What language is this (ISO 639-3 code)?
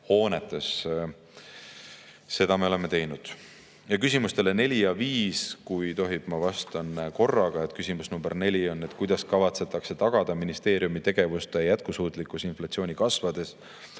est